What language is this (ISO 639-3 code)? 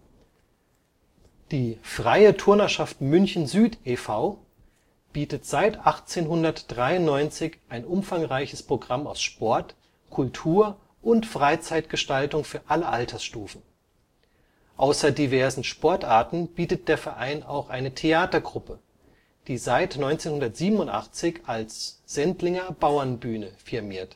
deu